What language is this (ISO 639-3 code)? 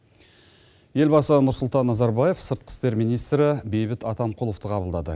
kaz